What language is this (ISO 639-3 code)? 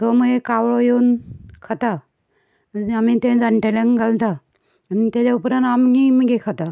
kok